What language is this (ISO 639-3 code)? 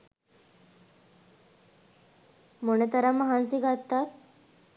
sin